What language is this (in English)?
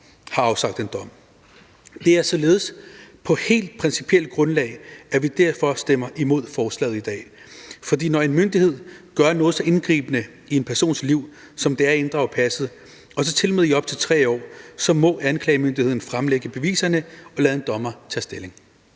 Danish